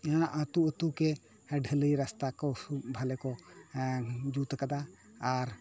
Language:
Santali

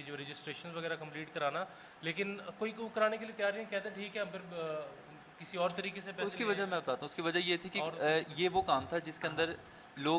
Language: Urdu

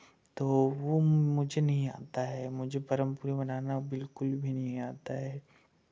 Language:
Hindi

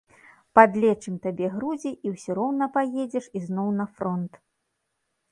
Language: Belarusian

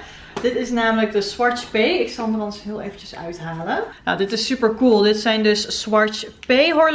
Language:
Dutch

